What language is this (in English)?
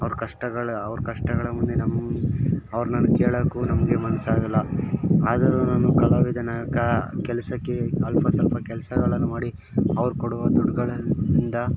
Kannada